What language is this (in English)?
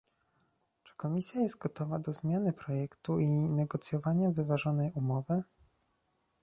Polish